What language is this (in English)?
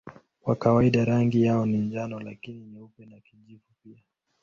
Swahili